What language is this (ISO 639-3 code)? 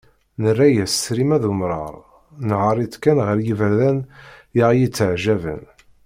kab